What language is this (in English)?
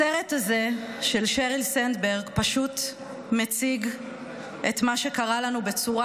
Hebrew